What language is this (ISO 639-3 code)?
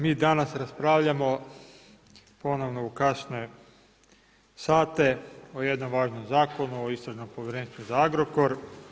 hrv